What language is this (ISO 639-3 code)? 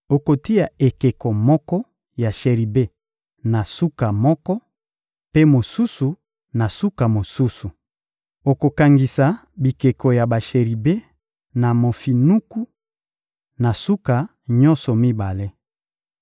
lin